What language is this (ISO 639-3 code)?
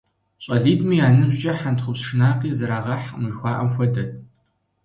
kbd